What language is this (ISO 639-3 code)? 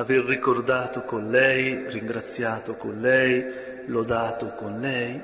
ita